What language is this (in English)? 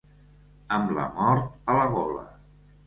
Catalan